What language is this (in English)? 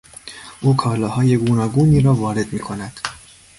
Persian